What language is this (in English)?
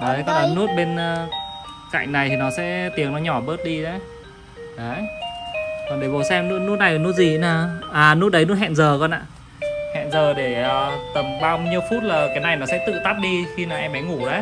Vietnamese